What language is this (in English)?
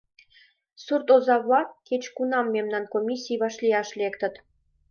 Mari